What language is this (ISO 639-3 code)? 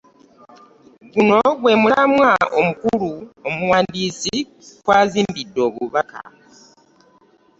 lug